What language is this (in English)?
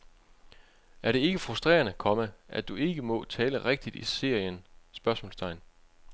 Danish